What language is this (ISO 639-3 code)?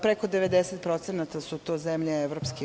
srp